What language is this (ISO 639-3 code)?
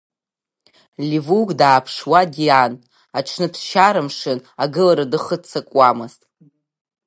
abk